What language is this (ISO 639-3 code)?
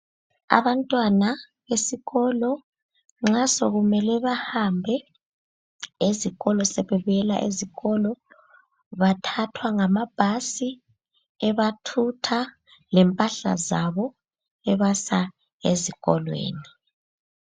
nde